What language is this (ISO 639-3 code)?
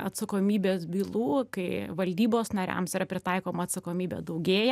lit